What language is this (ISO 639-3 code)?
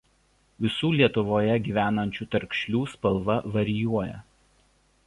lit